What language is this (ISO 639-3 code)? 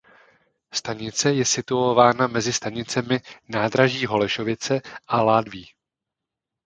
ces